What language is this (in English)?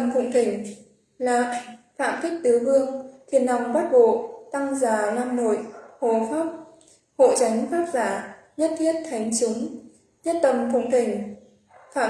Vietnamese